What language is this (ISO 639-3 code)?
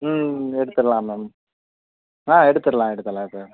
tam